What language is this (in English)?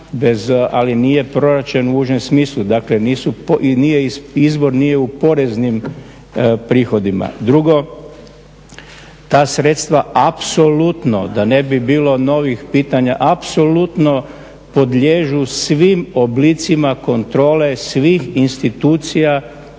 Croatian